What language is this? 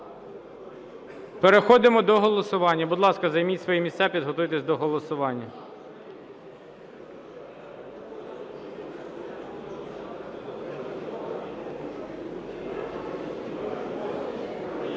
Ukrainian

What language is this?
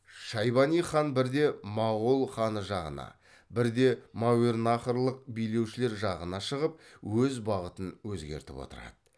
Kazakh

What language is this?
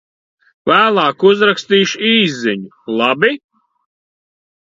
Latvian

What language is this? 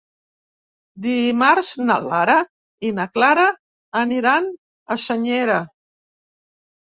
Catalan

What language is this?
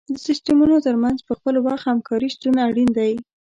Pashto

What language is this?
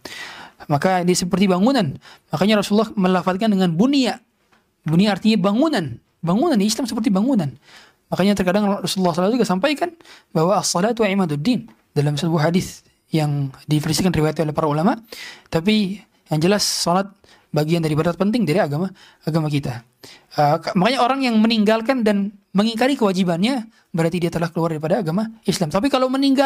Indonesian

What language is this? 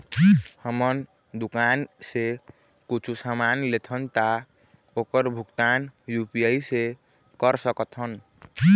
Chhattisgarhi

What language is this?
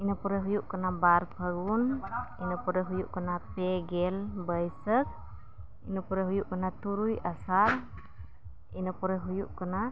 Santali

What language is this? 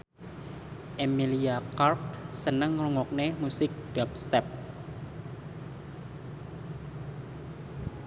Javanese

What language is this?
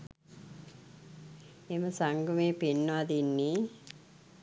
Sinhala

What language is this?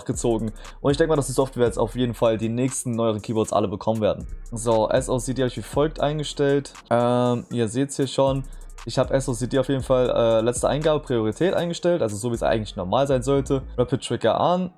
German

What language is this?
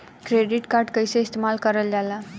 Bhojpuri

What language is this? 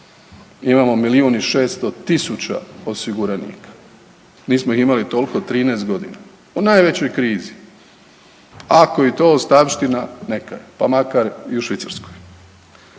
Croatian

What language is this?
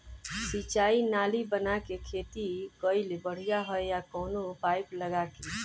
Bhojpuri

